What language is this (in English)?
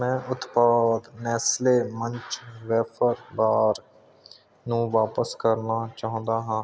Punjabi